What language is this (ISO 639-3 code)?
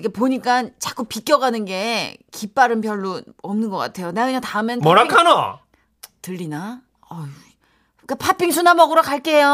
kor